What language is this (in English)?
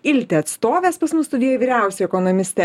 Lithuanian